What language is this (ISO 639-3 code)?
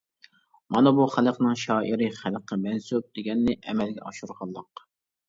uig